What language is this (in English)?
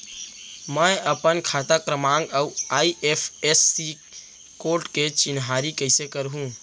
Chhattisgarhi